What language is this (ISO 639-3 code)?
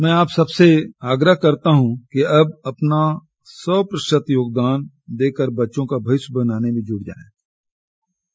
hin